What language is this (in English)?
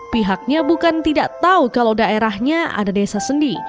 Indonesian